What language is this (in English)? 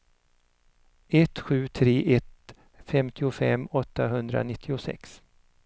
Swedish